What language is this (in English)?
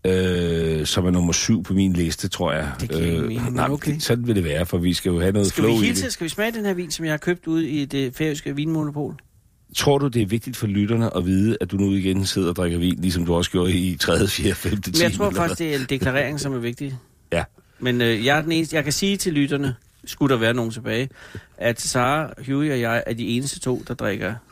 Danish